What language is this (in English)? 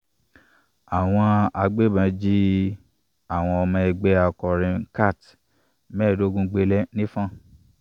Yoruba